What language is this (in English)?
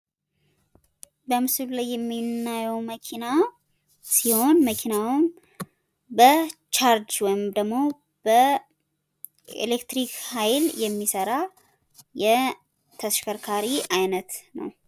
Amharic